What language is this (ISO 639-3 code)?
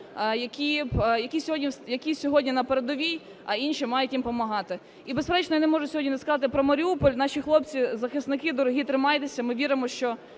ukr